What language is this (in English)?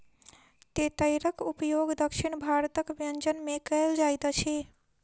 Maithili